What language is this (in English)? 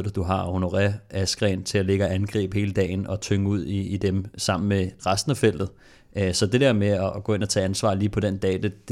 Danish